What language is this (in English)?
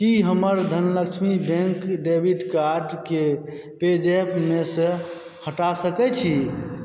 Maithili